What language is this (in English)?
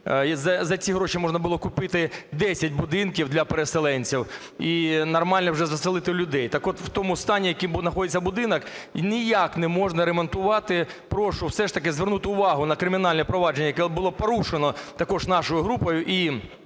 Ukrainian